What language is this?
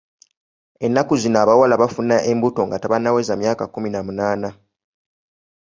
Ganda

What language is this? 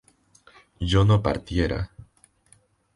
Spanish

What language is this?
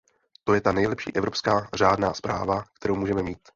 Czech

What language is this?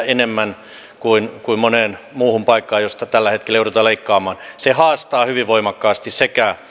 Finnish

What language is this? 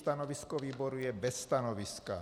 Czech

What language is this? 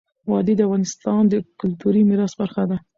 Pashto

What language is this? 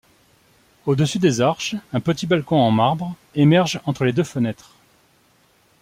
French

